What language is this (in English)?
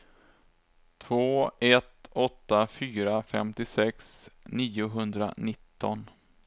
Swedish